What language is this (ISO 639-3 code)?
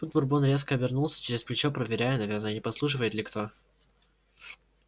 rus